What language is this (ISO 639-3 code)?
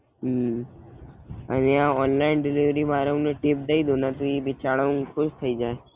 guj